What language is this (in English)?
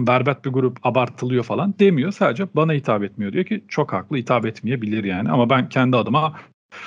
Turkish